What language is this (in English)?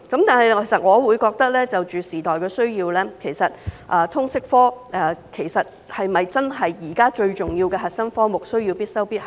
Cantonese